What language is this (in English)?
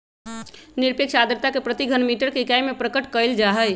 Magahi